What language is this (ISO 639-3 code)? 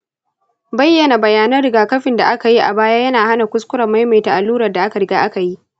hau